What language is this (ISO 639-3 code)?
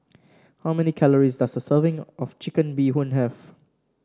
eng